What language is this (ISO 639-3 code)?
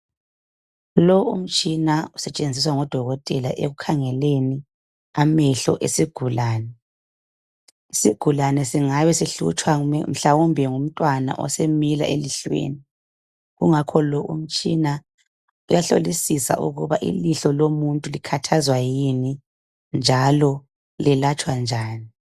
nde